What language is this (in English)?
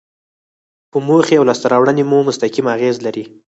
Pashto